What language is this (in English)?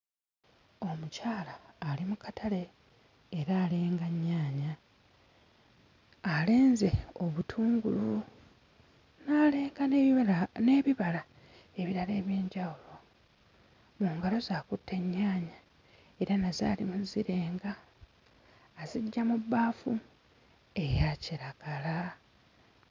Ganda